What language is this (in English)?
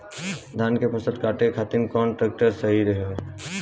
Bhojpuri